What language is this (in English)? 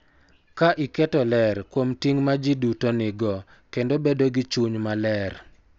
Luo (Kenya and Tanzania)